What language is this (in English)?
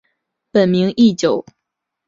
Chinese